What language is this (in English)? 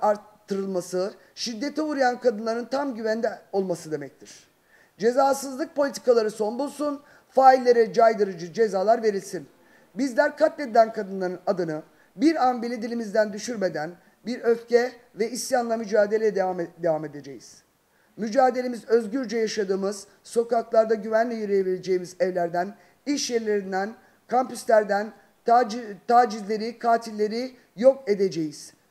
Turkish